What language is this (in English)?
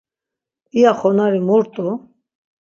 Laz